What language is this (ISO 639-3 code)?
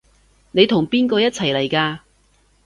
yue